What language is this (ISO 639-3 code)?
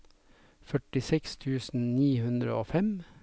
nor